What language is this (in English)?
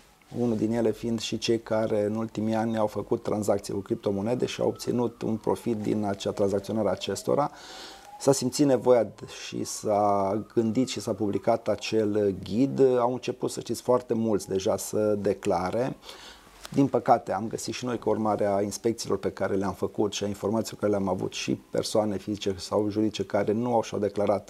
Romanian